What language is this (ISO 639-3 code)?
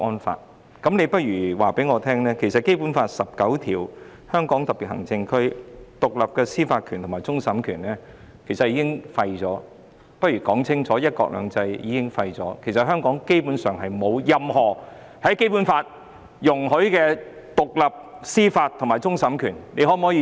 yue